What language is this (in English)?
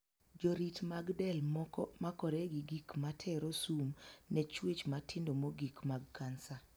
Luo (Kenya and Tanzania)